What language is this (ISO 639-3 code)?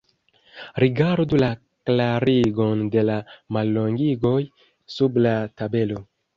epo